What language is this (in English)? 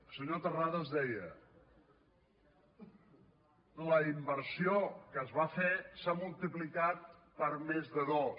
Catalan